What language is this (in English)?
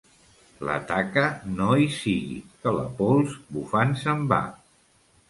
Catalan